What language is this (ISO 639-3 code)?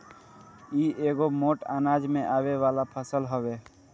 bho